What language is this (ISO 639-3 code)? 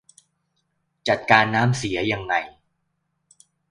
tha